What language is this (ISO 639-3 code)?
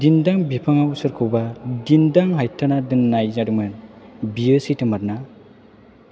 brx